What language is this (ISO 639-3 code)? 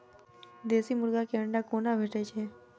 mai